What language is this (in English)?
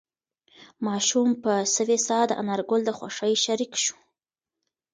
Pashto